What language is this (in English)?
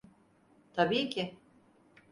Turkish